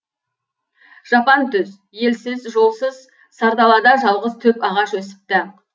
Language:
Kazakh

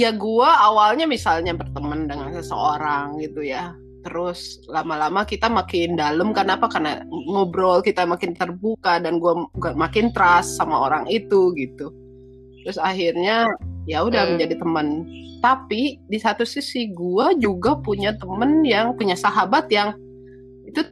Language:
Indonesian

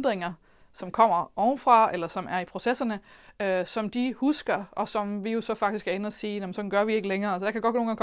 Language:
Danish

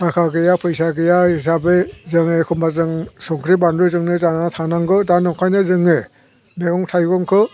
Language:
Bodo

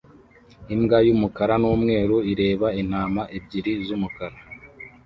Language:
Kinyarwanda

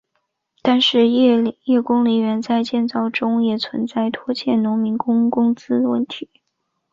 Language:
Chinese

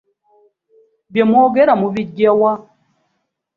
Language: Ganda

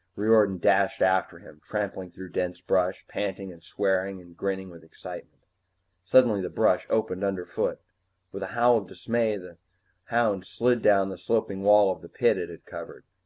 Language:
English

